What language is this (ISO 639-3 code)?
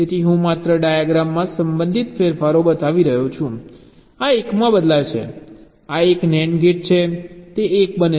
guj